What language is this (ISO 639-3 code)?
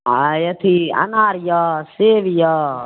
mai